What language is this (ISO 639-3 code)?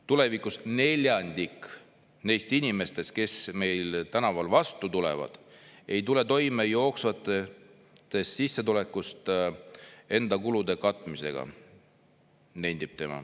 est